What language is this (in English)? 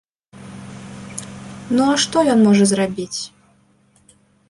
Belarusian